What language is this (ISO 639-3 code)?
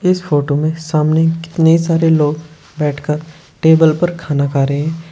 hin